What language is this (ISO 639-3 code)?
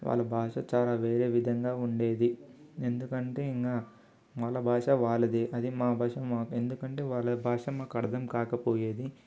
tel